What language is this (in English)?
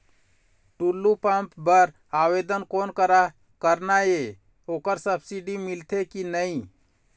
Chhattisgarhi